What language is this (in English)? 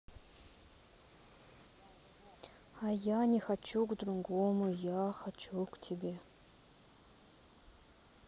Russian